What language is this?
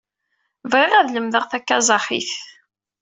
Kabyle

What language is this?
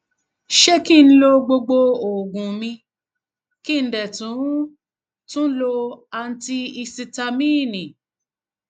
Yoruba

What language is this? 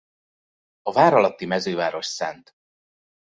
Hungarian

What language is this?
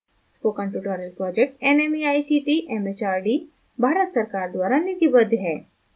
Hindi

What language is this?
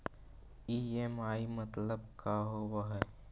Magahi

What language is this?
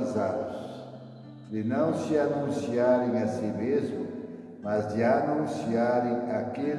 Portuguese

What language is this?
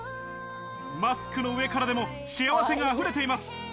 Japanese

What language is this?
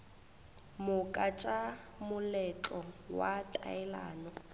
Northern Sotho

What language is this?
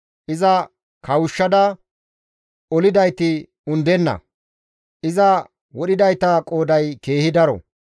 Gamo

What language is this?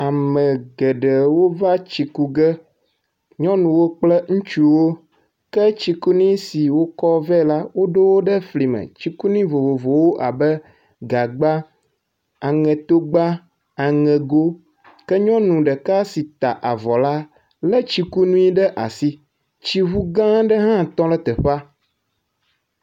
Ewe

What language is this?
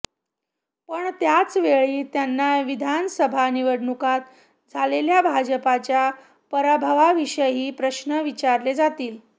Marathi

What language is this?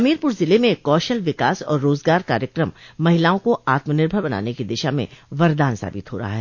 Hindi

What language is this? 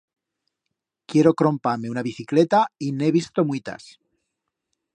Aragonese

